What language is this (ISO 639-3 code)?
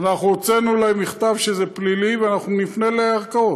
heb